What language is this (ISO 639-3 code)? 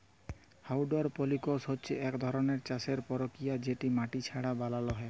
ben